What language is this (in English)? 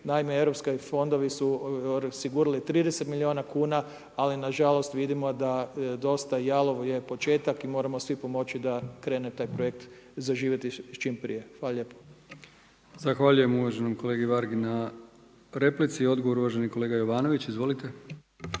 Croatian